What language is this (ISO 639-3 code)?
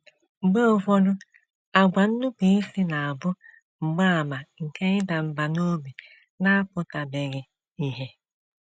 ibo